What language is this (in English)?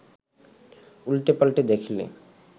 Bangla